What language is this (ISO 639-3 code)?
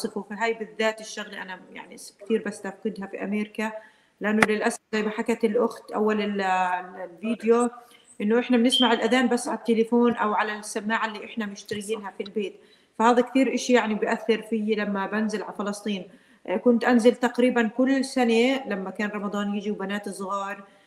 ara